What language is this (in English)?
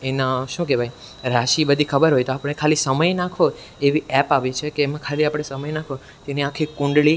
Gujarati